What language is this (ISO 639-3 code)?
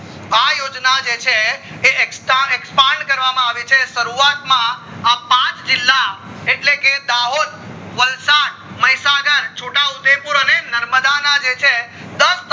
guj